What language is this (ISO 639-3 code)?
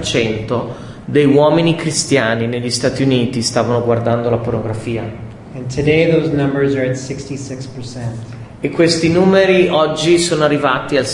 ita